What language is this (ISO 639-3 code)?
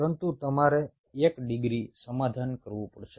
guj